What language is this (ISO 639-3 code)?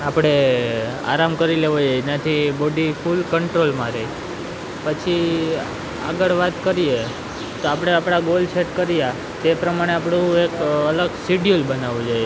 guj